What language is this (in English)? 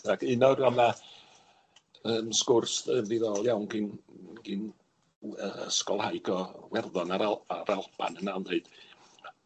Welsh